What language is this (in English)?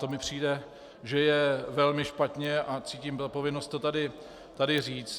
Czech